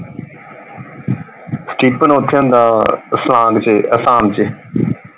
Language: Punjabi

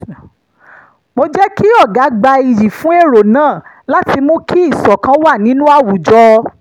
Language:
Yoruba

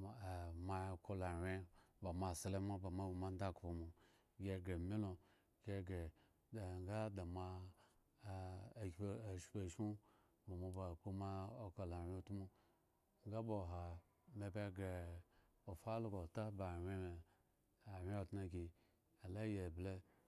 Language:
Eggon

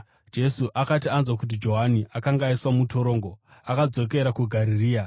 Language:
Shona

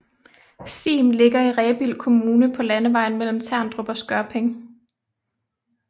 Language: Danish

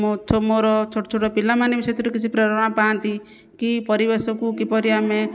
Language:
Odia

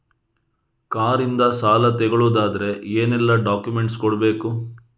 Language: Kannada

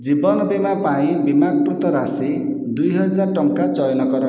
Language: Odia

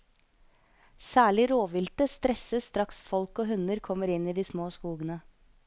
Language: Norwegian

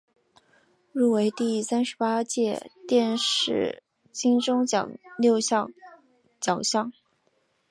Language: Chinese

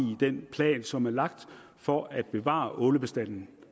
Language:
Danish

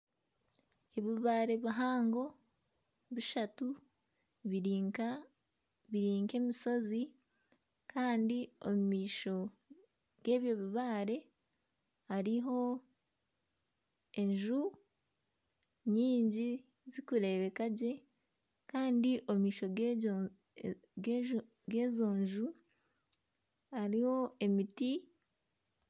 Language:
Nyankole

